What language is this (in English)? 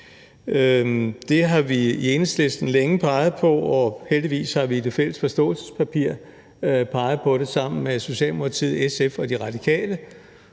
Danish